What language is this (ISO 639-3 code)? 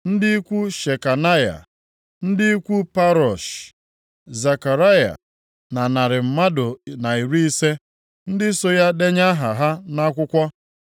ibo